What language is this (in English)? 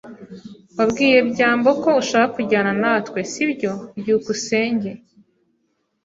Kinyarwanda